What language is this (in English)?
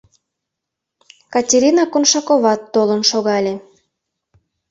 Mari